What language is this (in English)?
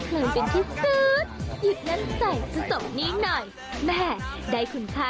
Thai